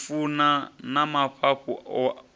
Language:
Venda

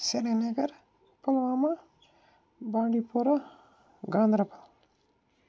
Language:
Kashmiri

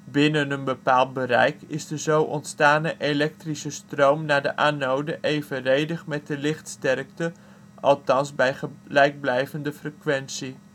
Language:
Dutch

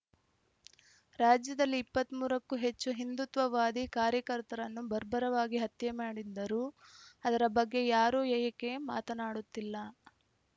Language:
Kannada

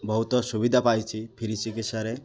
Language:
Odia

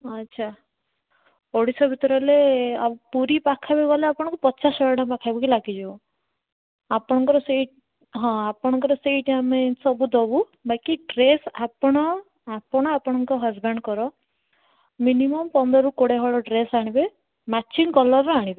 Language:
Odia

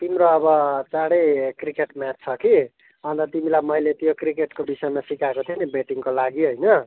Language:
Nepali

